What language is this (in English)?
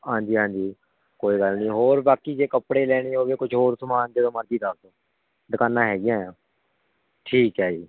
Punjabi